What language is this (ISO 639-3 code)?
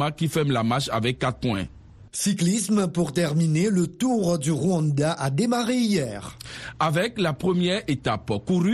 fra